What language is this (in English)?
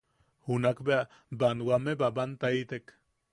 Yaqui